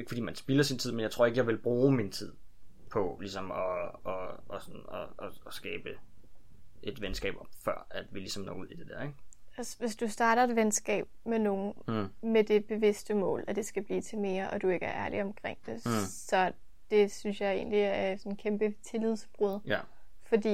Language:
Danish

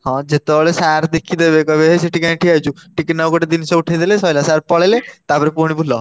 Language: Odia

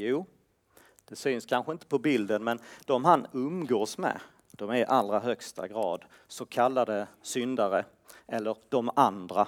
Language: Swedish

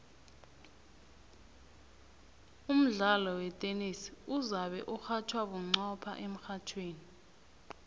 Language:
South Ndebele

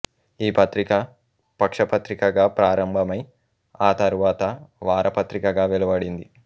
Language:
Telugu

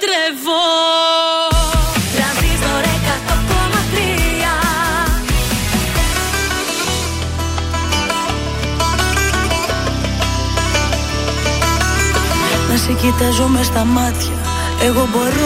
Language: Greek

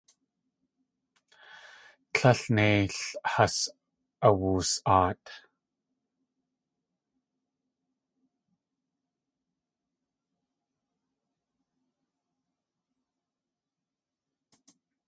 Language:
Tlingit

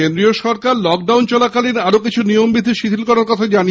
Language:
Bangla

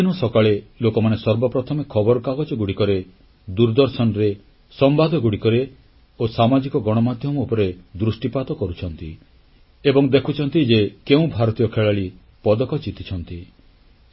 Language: Odia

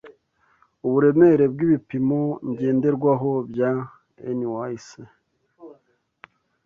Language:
Kinyarwanda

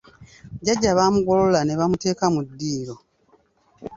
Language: Ganda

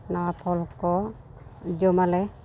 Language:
Santali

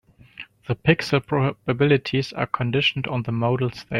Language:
English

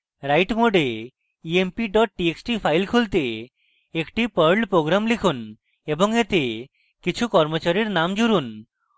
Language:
Bangla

